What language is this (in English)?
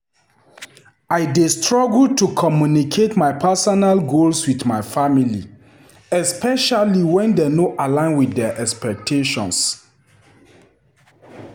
Nigerian Pidgin